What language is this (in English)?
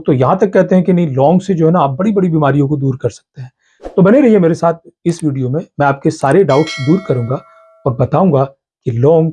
Hindi